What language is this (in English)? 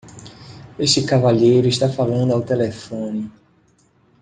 Portuguese